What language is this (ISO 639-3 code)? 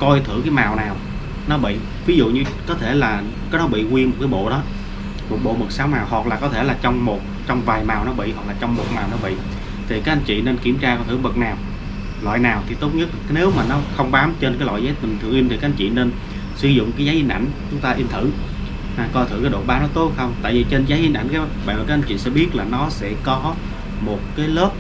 vie